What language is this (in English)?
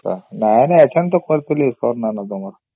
Odia